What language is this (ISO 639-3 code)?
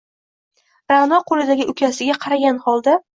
uzb